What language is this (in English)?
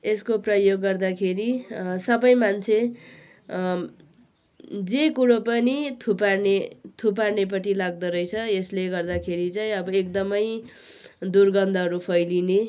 Nepali